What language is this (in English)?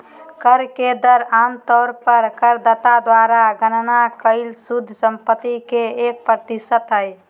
Magahi